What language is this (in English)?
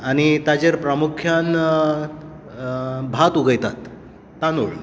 Konkani